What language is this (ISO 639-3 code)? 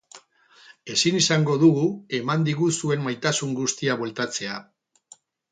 eus